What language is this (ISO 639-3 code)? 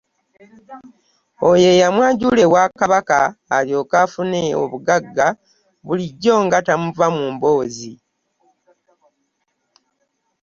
lug